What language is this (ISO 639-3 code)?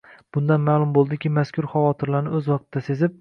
uzb